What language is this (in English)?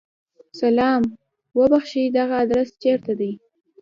Pashto